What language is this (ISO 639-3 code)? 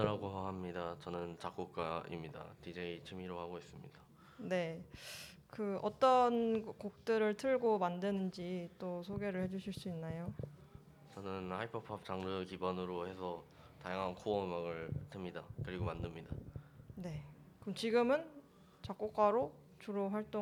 kor